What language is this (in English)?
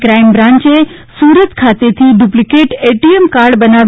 Gujarati